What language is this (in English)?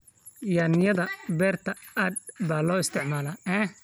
Somali